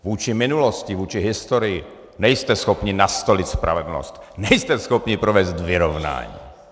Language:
Czech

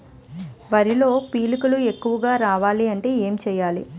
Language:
Telugu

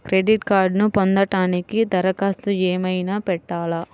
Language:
Telugu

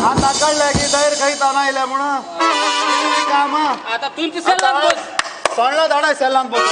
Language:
Hindi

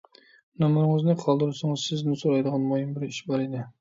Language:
Uyghur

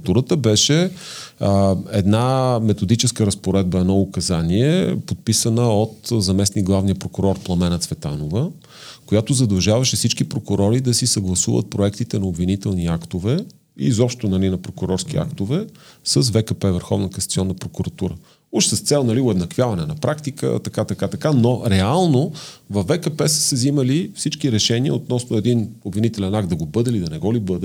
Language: Bulgarian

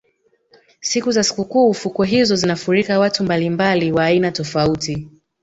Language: Swahili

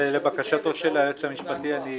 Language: Hebrew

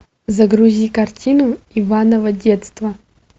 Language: Russian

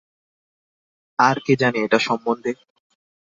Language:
Bangla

